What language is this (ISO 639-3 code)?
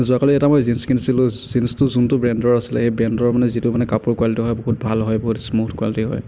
asm